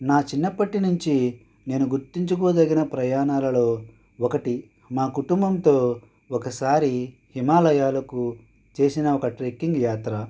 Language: Telugu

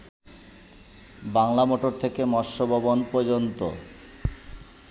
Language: Bangla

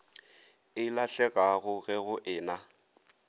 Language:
Northern Sotho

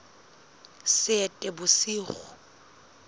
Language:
Southern Sotho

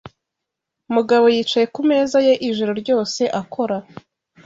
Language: Kinyarwanda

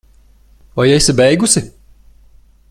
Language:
Latvian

